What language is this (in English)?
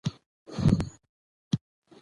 Pashto